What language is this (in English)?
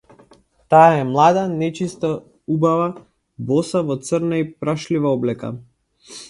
Macedonian